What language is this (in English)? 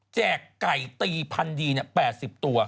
Thai